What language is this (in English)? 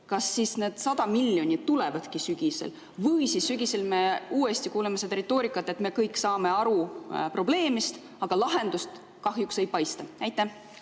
Estonian